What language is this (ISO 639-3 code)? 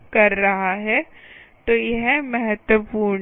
hin